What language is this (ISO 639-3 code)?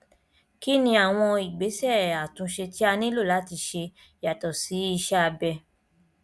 yor